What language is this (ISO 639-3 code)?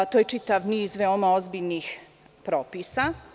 srp